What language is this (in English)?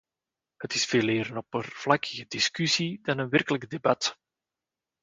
Dutch